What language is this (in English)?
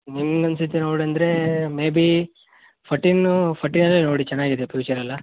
Kannada